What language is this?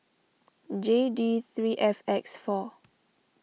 English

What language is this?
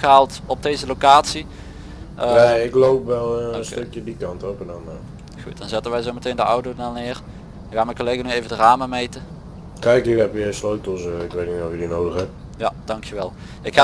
Dutch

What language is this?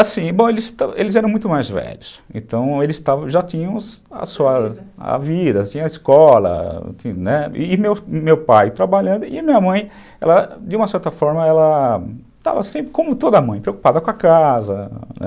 Portuguese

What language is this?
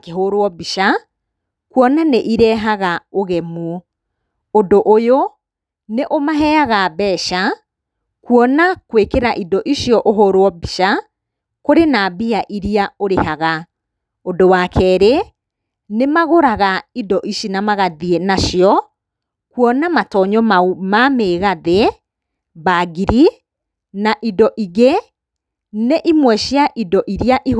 Kikuyu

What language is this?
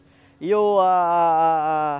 Portuguese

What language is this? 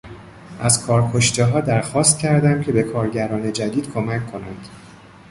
Persian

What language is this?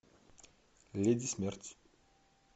Russian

